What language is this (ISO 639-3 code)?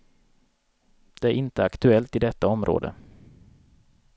swe